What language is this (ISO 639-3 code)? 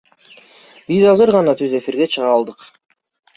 kir